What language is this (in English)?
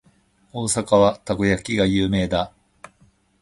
Japanese